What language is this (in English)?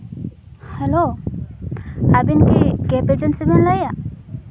Santali